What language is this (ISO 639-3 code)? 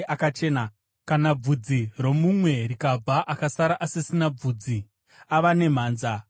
sna